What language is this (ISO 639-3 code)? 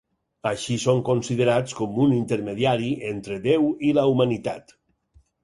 cat